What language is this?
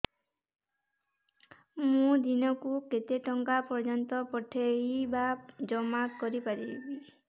Odia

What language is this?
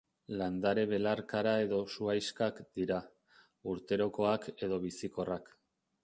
Basque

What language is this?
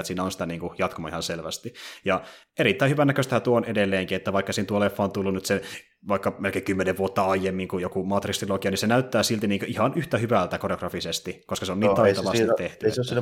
Finnish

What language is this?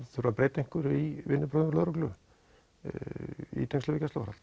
Icelandic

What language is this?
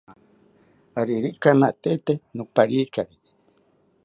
South Ucayali Ashéninka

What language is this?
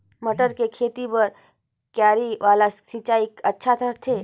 Chhattisgarhi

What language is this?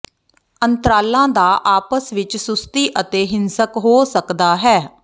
Punjabi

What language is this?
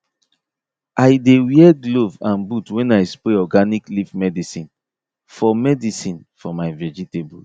Nigerian Pidgin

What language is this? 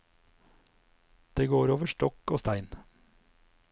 Norwegian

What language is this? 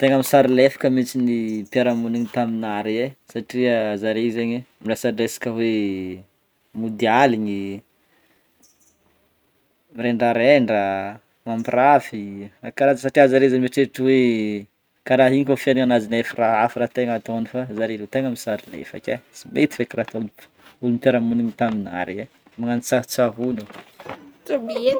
Northern Betsimisaraka Malagasy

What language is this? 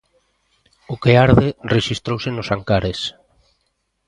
Galician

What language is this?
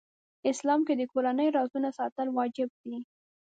Pashto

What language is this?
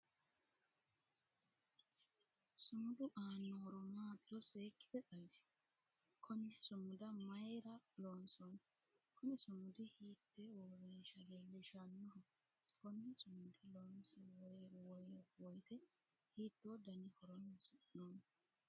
Sidamo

